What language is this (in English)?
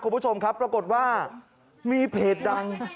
Thai